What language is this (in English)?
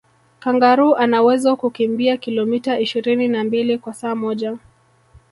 Swahili